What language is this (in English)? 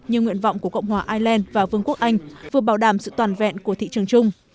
Vietnamese